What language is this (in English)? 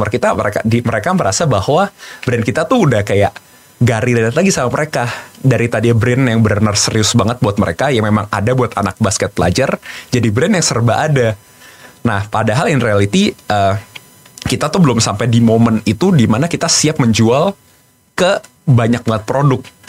Indonesian